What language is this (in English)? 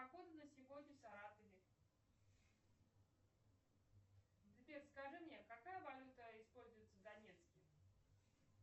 Russian